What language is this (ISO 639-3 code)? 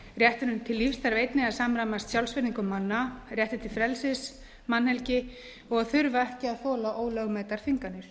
isl